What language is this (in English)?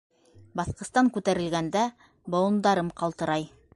Bashkir